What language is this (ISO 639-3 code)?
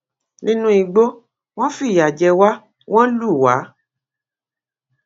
yor